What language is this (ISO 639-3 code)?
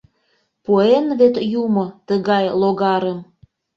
chm